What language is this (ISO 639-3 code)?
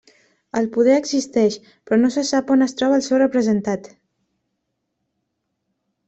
cat